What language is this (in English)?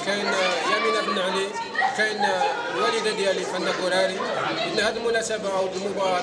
Arabic